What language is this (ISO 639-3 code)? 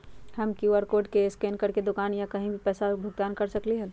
mag